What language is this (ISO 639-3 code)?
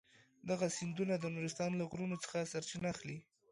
pus